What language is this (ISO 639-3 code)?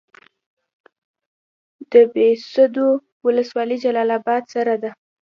pus